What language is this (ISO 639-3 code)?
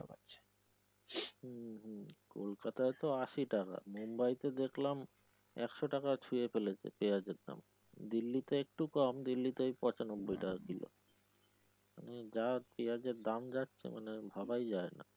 ben